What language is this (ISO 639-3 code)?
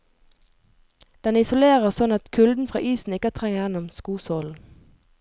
nor